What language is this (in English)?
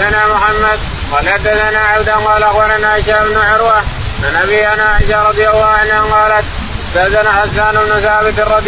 Arabic